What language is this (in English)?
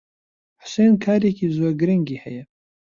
Central Kurdish